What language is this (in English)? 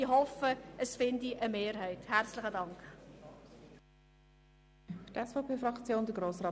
Swiss German